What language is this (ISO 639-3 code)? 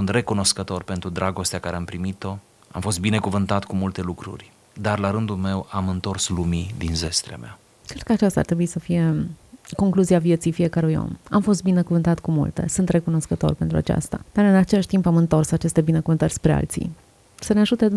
ron